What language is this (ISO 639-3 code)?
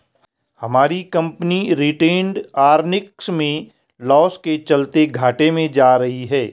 hin